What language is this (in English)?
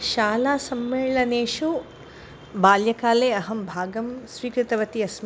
Sanskrit